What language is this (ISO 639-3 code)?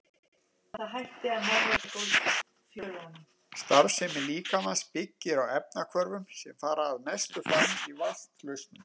isl